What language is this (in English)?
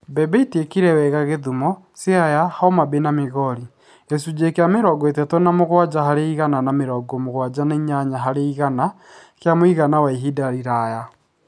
Kikuyu